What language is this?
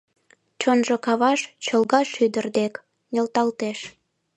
Mari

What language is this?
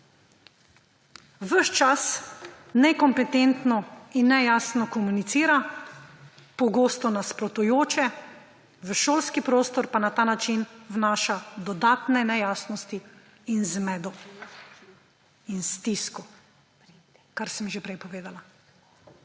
Slovenian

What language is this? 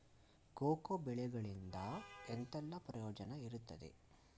Kannada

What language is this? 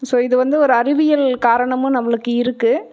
Tamil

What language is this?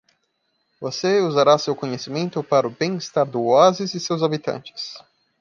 Portuguese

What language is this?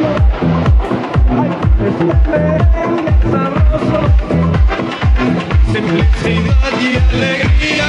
Slovak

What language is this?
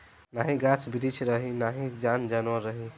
Bhojpuri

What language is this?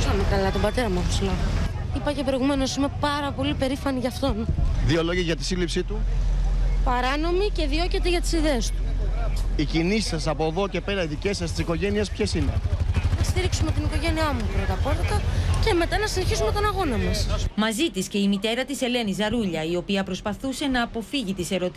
Greek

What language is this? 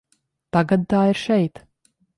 Latvian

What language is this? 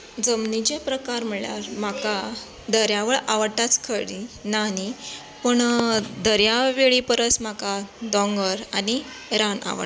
Konkani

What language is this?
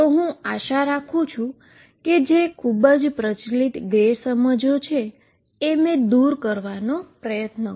Gujarati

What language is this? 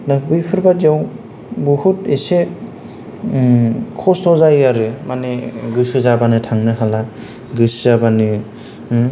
Bodo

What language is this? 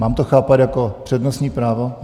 Czech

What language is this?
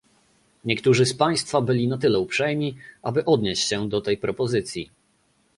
Polish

